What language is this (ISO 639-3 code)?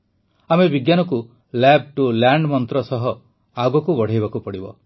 ori